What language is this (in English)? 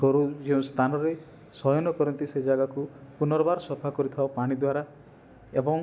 Odia